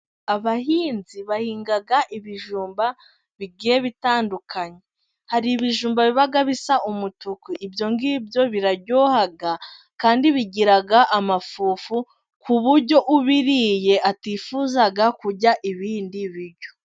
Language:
Kinyarwanda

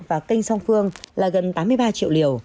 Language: Vietnamese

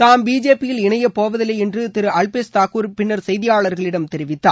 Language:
Tamil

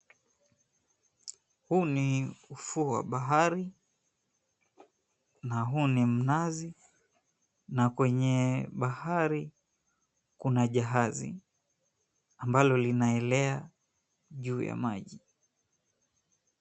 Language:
Swahili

